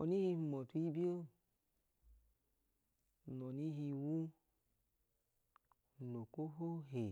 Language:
Idoma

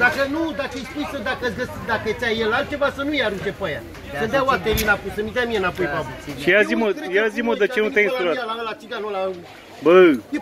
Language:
Romanian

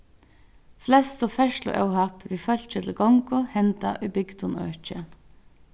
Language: Faroese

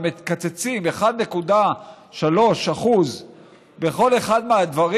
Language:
Hebrew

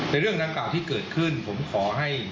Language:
Thai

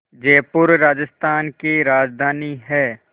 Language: Hindi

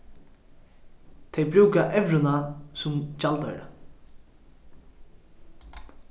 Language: Faroese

